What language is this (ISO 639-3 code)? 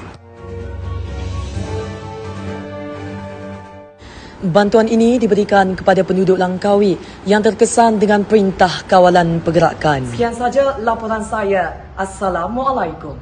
msa